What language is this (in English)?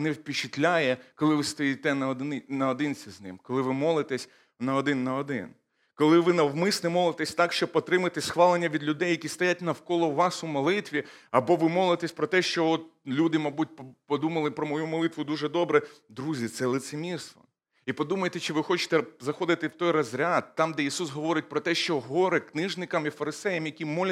Ukrainian